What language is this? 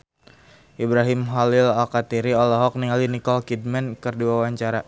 Sundanese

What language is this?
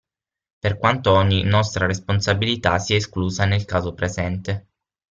Italian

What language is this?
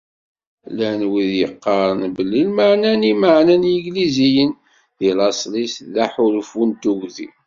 Kabyle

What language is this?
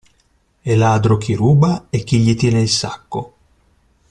Italian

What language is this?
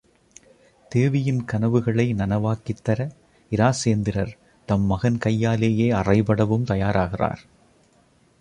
Tamil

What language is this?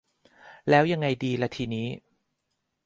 Thai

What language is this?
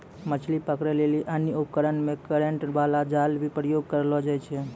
Maithili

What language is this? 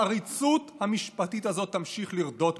Hebrew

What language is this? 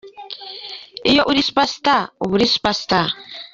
Kinyarwanda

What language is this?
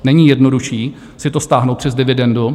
Czech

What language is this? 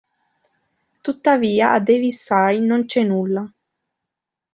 Italian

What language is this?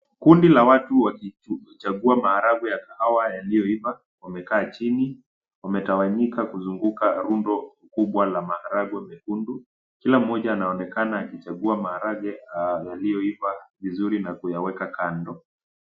Swahili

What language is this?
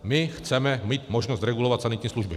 Czech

